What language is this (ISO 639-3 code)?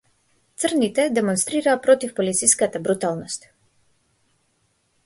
mkd